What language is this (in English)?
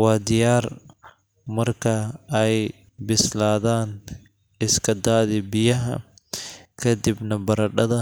Somali